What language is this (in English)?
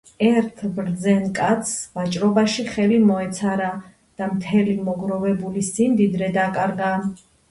Georgian